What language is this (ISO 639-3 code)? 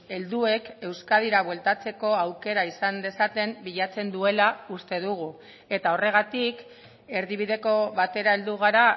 eus